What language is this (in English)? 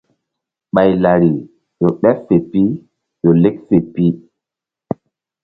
Mbum